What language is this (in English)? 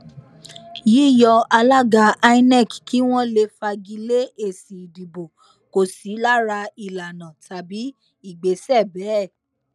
Yoruba